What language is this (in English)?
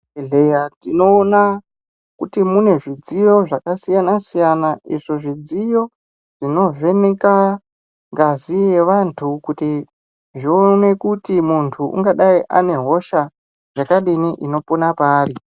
Ndau